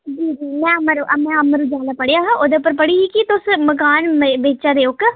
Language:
Dogri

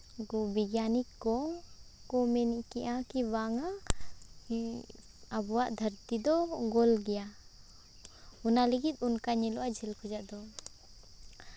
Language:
Santali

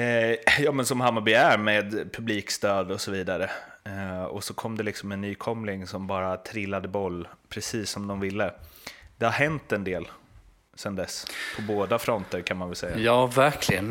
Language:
Swedish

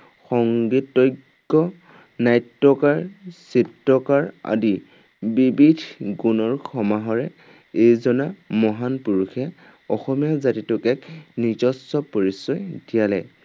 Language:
Assamese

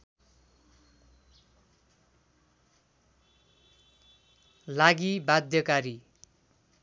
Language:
Nepali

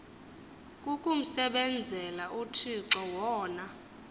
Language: Xhosa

